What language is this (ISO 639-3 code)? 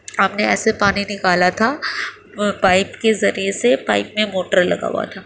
urd